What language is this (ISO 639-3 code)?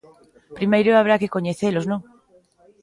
glg